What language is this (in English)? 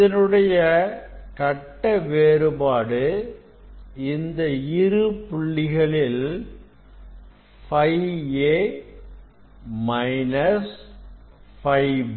Tamil